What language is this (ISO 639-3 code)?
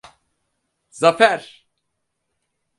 tur